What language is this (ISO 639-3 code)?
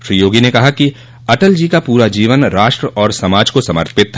hin